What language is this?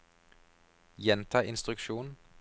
Norwegian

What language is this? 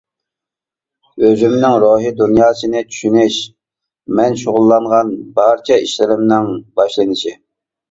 Uyghur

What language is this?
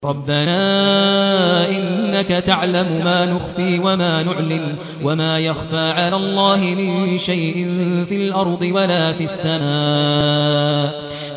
Arabic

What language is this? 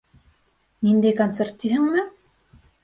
Bashkir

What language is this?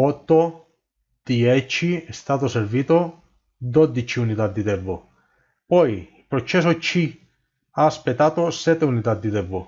Italian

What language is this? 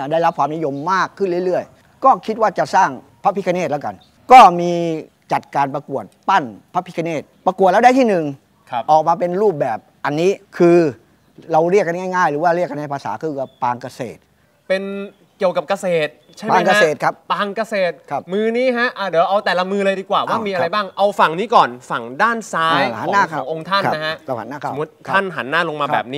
Thai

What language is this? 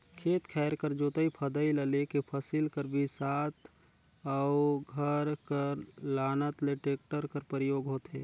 Chhattisgarhi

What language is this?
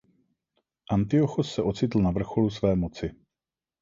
Czech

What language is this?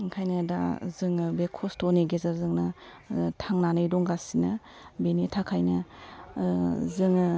Bodo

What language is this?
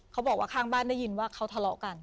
Thai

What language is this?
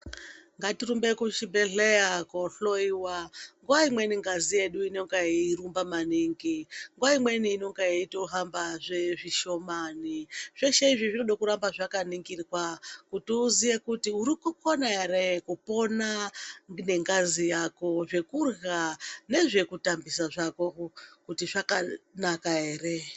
Ndau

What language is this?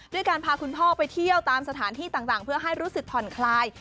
Thai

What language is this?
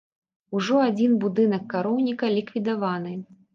Belarusian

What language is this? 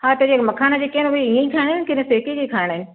Sindhi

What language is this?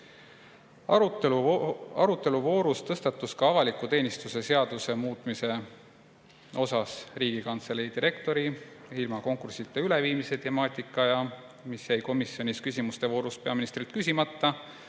Estonian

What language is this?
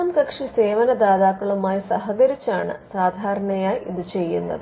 Malayalam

